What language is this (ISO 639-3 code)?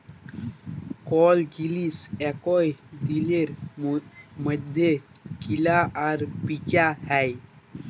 ben